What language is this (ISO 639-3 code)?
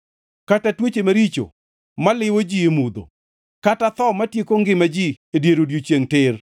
luo